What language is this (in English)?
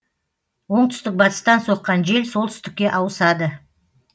Kazakh